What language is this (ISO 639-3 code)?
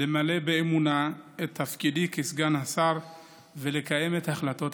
heb